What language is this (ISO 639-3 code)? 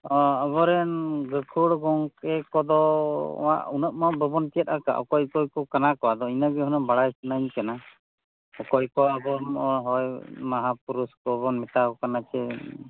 sat